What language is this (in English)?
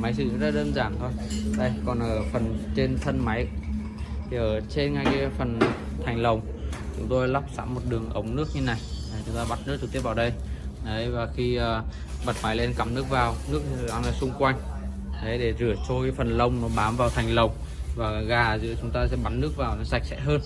Vietnamese